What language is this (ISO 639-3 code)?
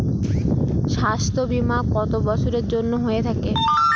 ben